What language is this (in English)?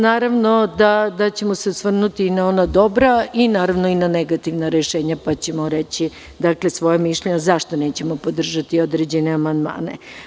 Serbian